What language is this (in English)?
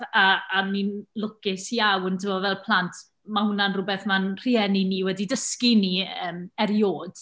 Welsh